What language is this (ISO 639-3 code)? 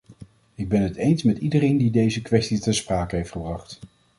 nld